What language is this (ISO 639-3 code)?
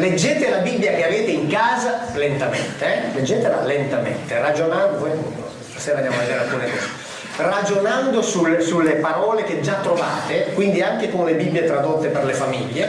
ita